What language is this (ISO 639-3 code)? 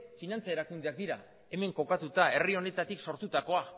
eus